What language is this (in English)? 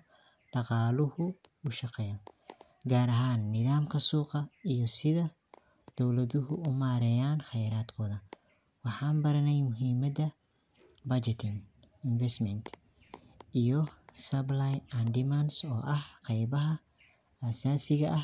Somali